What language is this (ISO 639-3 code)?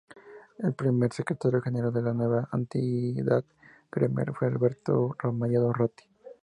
spa